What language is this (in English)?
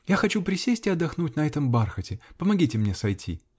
Russian